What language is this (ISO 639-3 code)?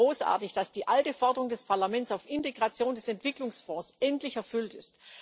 deu